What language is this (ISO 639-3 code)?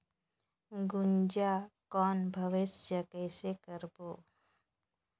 hne